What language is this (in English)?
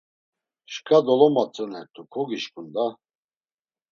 Laz